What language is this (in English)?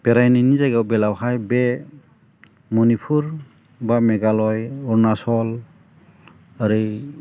Bodo